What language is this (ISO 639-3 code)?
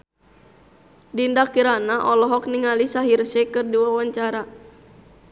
sun